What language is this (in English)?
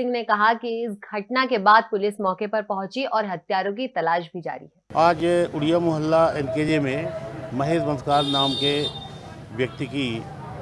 Hindi